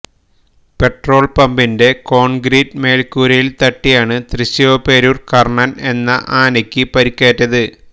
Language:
Malayalam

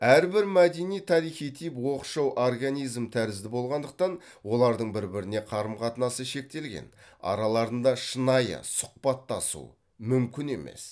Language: Kazakh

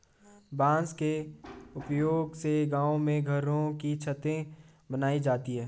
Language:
Hindi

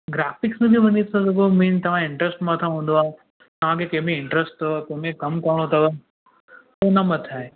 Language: Sindhi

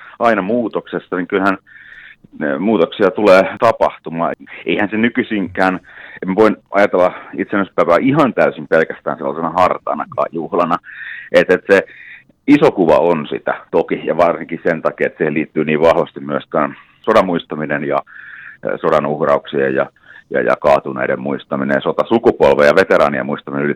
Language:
Finnish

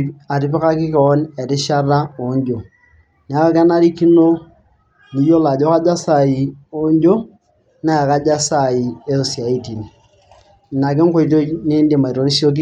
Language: Masai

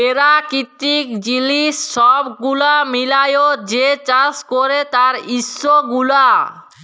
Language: Bangla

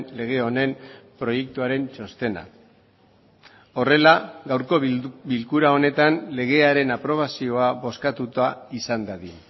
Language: Basque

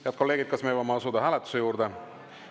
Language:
Estonian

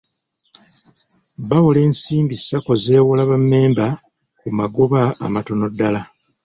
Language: Ganda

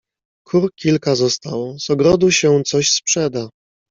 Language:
Polish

